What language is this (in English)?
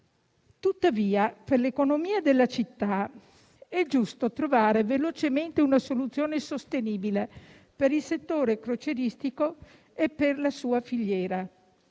Italian